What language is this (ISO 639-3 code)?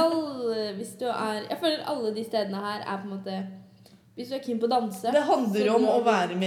swe